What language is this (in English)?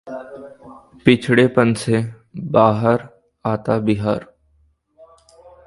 Hindi